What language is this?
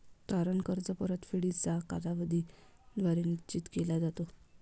Marathi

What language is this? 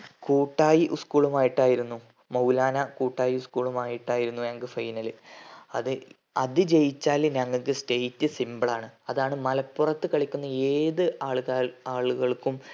Malayalam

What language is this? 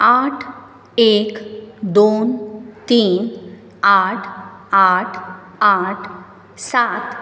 Konkani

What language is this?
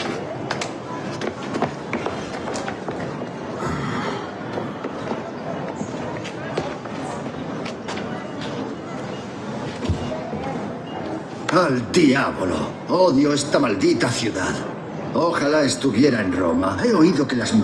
Spanish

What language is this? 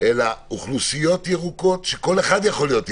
Hebrew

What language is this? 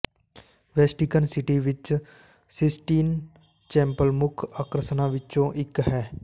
Punjabi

